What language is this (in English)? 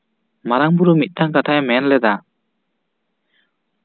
Santali